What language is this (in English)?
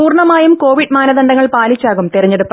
Malayalam